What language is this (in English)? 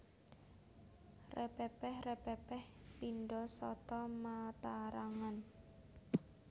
Javanese